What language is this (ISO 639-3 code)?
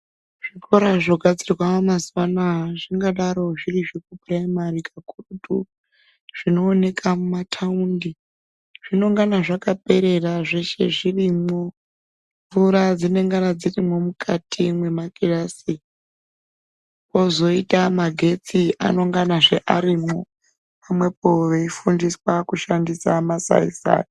ndc